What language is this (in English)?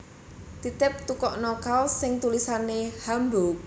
Javanese